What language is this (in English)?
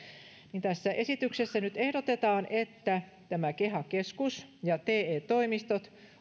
Finnish